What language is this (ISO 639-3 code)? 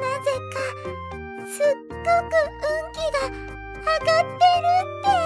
jpn